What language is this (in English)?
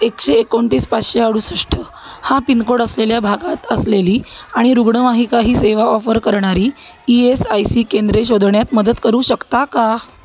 Marathi